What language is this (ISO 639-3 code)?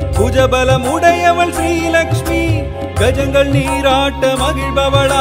kan